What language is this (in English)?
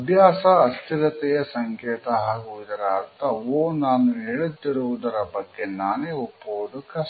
Kannada